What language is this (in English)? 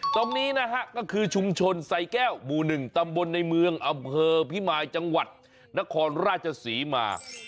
Thai